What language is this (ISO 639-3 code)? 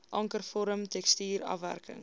afr